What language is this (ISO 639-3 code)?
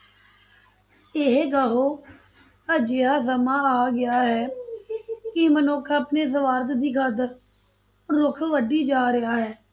pan